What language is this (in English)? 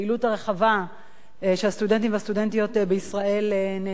Hebrew